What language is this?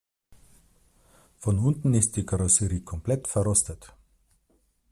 German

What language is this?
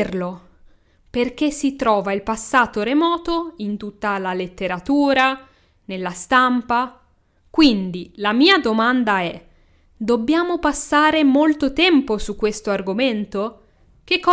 Italian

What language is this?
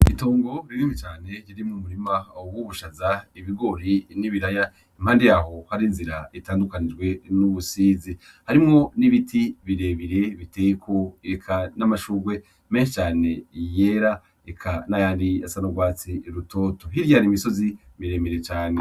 Rundi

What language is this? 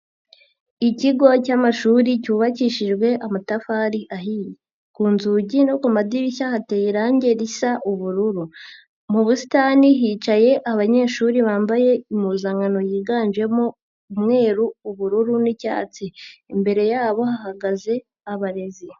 Kinyarwanda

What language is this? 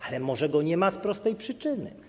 Polish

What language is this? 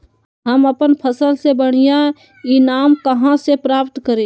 Magahi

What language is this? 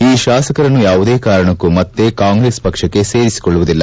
Kannada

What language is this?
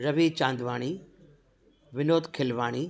Sindhi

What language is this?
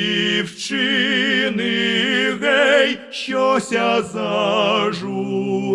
Russian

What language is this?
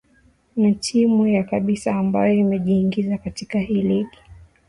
Swahili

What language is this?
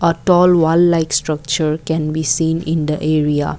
English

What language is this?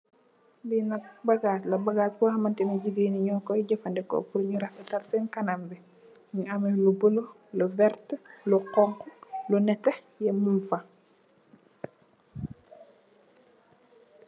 Wolof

